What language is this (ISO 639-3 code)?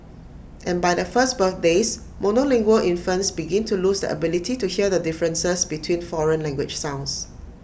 eng